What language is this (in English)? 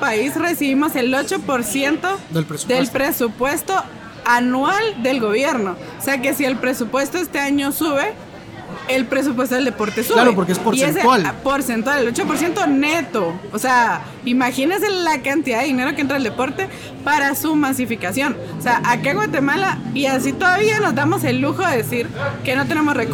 Spanish